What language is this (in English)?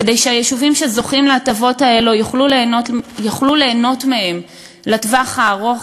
Hebrew